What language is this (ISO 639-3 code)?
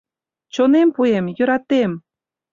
chm